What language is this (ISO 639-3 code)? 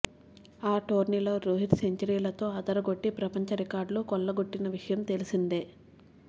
tel